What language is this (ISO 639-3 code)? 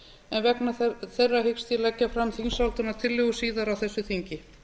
isl